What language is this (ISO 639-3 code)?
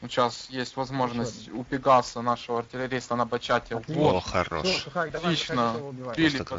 rus